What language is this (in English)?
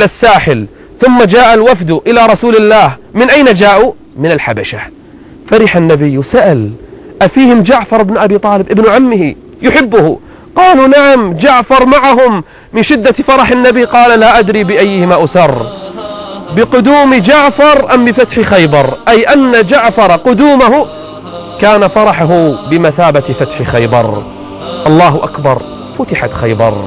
Arabic